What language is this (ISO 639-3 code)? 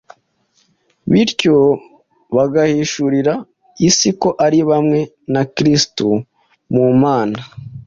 kin